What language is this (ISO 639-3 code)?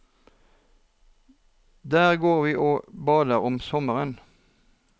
nor